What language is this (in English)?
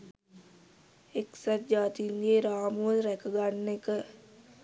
Sinhala